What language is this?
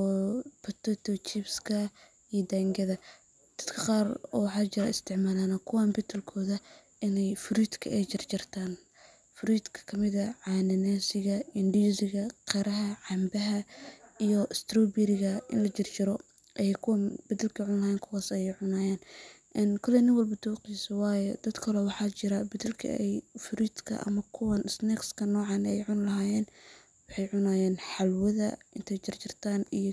Somali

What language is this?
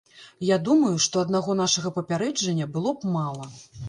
Belarusian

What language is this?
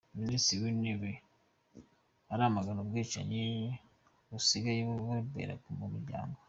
Kinyarwanda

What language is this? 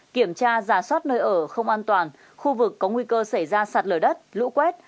Vietnamese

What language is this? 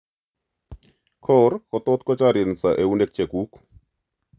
Kalenjin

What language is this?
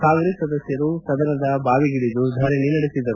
Kannada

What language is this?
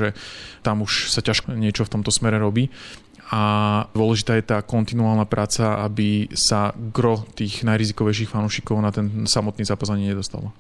Slovak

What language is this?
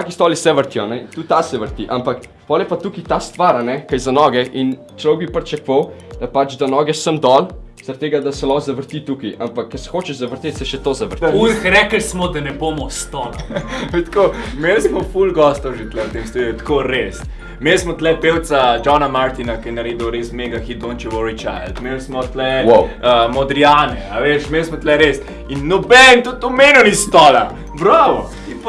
Italian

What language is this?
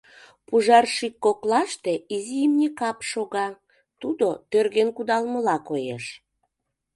Mari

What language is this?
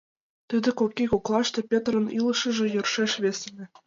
Mari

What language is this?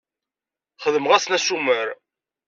Kabyle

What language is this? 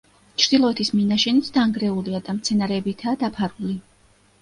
Georgian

